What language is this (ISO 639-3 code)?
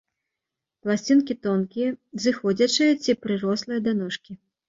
bel